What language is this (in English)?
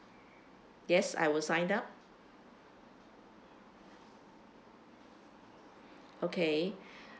English